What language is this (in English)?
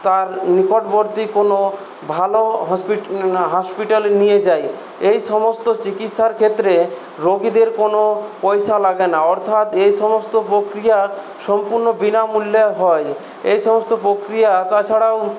Bangla